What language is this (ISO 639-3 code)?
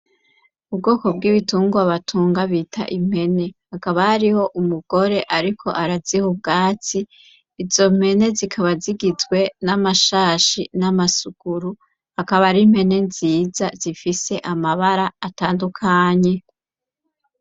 run